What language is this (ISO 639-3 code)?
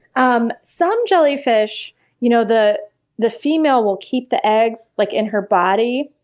eng